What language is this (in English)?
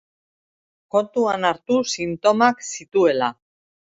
Basque